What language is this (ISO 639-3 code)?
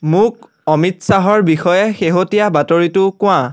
asm